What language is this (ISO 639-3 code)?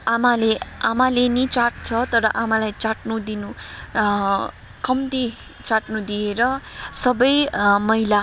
nep